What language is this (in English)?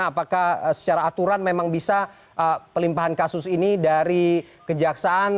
Indonesian